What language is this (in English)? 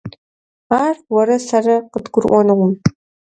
Kabardian